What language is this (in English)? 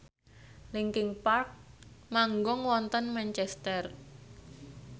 Javanese